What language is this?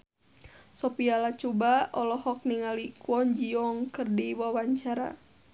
Sundanese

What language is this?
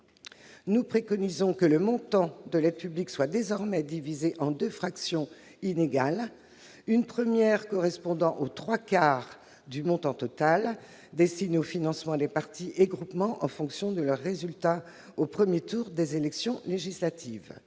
French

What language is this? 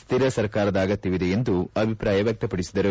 Kannada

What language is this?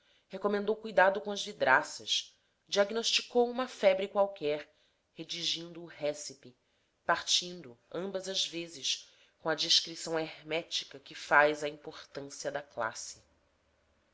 Portuguese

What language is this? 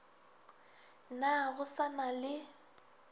Northern Sotho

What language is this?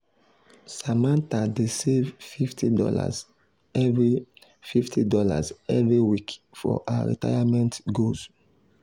Nigerian Pidgin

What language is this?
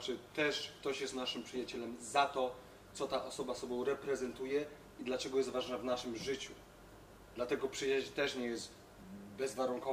Polish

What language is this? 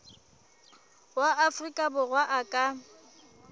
Southern Sotho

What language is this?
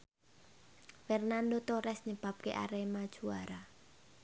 Javanese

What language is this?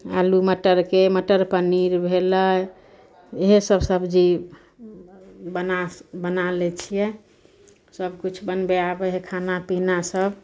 Maithili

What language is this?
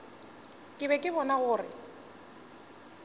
Northern Sotho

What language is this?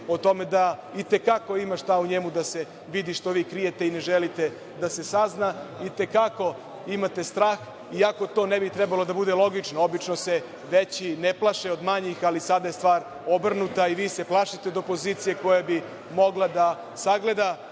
Serbian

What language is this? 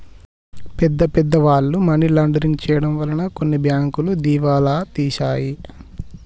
Telugu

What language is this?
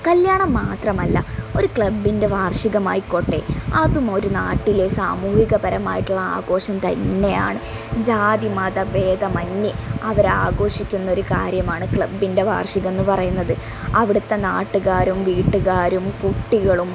Malayalam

